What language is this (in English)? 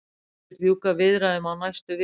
Icelandic